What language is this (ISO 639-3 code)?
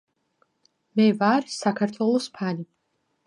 kat